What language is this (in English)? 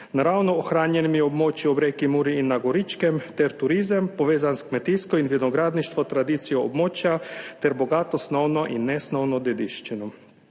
Slovenian